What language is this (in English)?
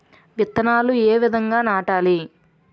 Telugu